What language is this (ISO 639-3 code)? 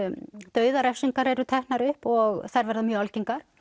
isl